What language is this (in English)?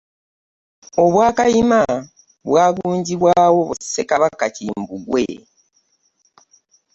Ganda